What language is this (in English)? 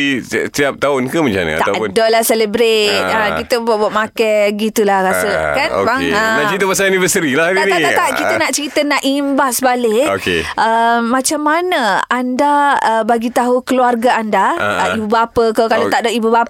Malay